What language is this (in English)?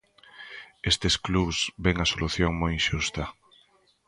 Galician